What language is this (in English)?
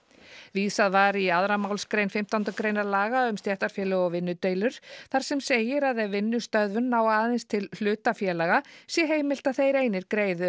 Icelandic